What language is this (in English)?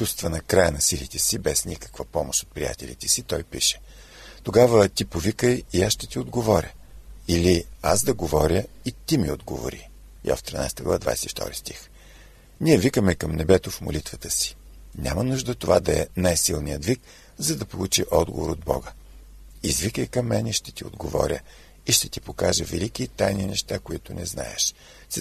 Bulgarian